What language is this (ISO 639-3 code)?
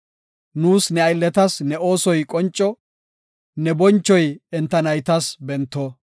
gof